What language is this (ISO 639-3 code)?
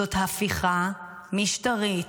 heb